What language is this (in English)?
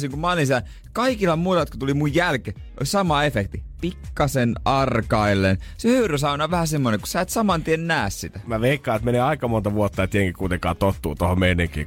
Finnish